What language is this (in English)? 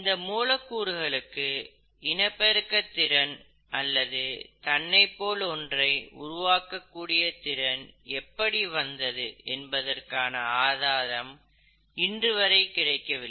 Tamil